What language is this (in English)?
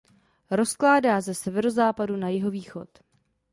Czech